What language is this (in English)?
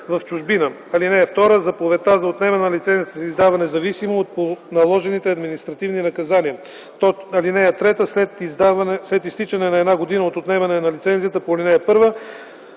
Bulgarian